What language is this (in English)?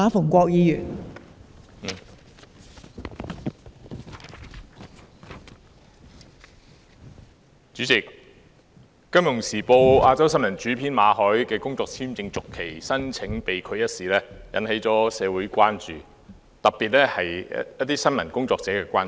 Cantonese